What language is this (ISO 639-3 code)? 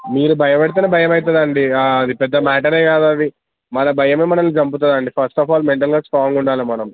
tel